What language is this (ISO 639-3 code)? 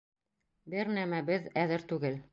bak